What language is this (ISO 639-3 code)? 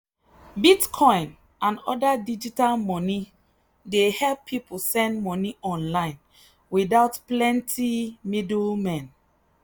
pcm